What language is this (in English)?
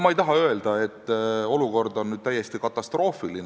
Estonian